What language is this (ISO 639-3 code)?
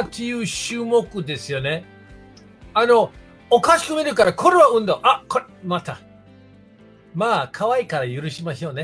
jpn